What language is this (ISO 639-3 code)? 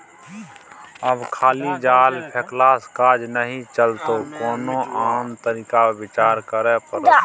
mai